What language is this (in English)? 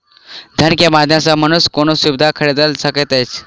Maithili